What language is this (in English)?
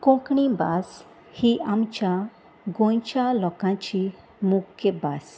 Konkani